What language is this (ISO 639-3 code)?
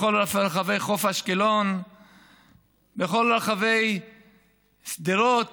heb